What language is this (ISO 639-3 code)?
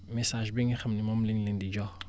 wol